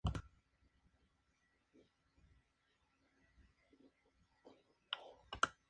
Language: Spanish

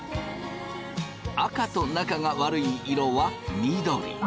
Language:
Japanese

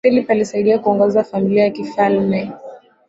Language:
Swahili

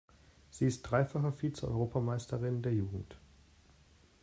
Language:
German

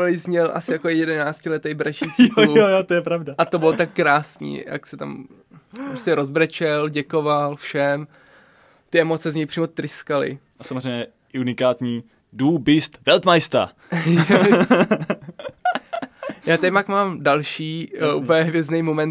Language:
Czech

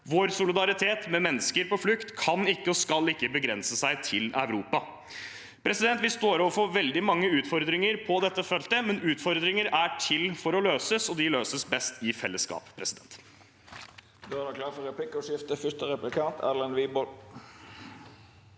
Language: Norwegian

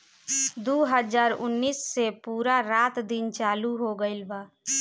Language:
Bhojpuri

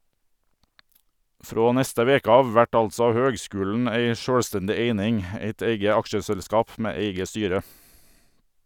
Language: Norwegian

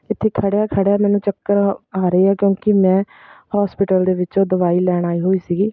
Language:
Punjabi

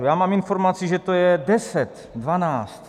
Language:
Czech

